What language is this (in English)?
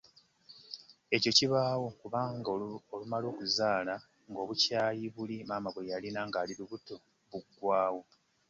Ganda